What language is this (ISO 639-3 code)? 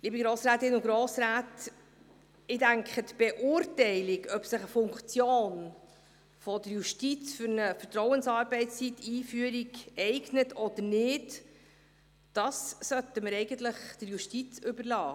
gsw